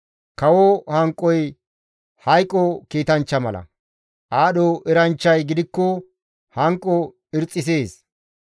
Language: Gamo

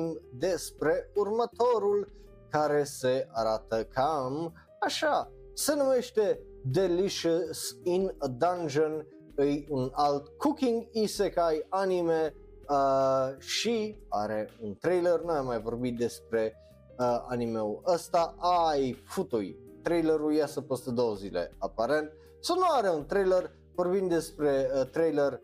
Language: Romanian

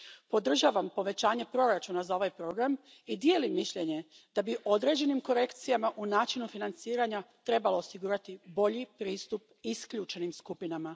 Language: Croatian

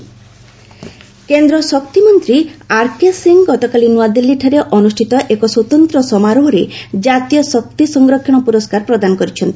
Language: Odia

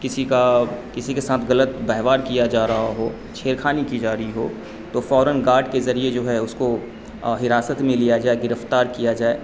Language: Urdu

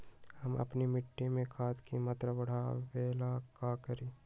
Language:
Magahi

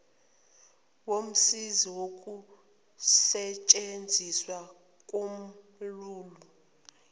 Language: Zulu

